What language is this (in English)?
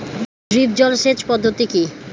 Bangla